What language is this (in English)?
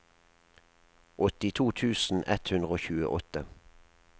Norwegian